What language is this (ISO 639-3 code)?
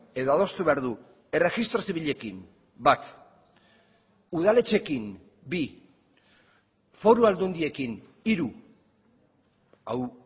eus